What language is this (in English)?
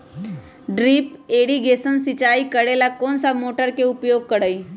Magahi